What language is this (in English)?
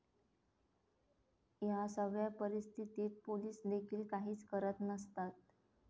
Marathi